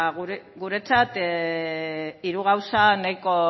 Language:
Basque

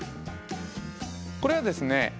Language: Japanese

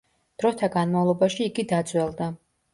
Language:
Georgian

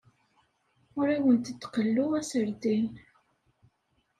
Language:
Kabyle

